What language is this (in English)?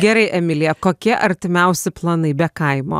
Lithuanian